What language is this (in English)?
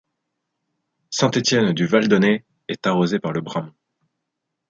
French